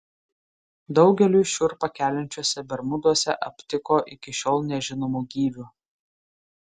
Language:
Lithuanian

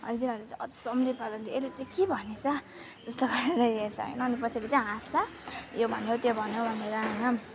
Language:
Nepali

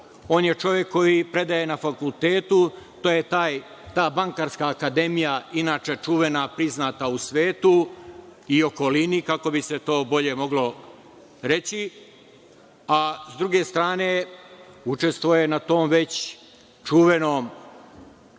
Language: Serbian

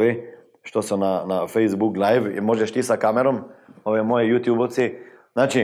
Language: Croatian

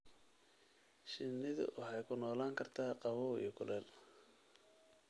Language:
Somali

